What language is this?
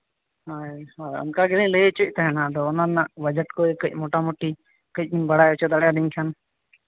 Santali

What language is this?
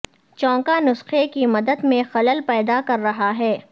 Urdu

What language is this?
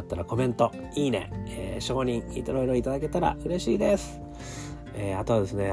Japanese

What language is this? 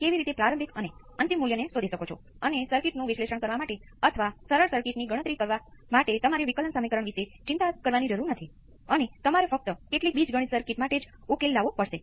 Gujarati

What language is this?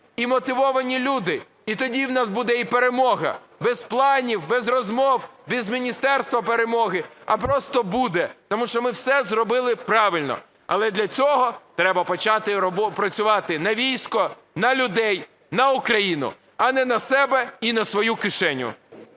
Ukrainian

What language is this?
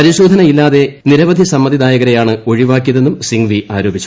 Malayalam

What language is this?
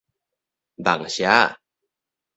Min Nan Chinese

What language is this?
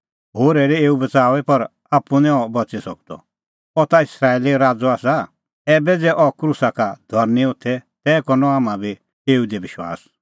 Kullu Pahari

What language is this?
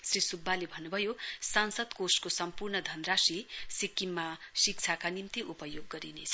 Nepali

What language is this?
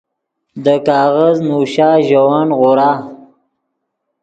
Yidgha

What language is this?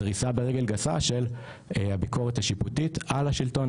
Hebrew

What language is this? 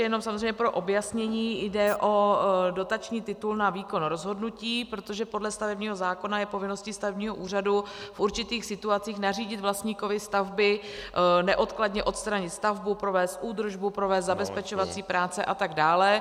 Czech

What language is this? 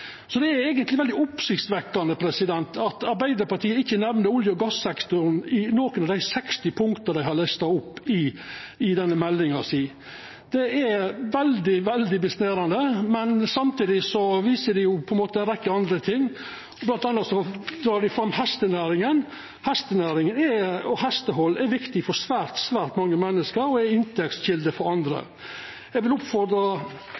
Norwegian Nynorsk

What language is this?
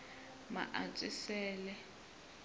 Tsonga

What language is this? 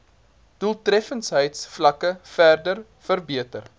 Afrikaans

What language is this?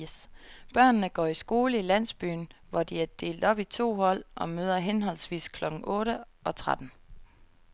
Danish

